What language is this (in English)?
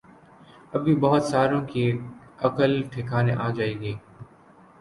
Urdu